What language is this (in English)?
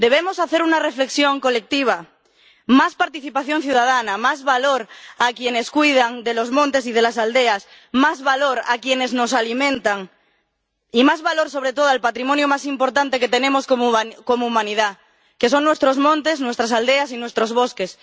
Spanish